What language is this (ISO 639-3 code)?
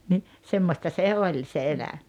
fin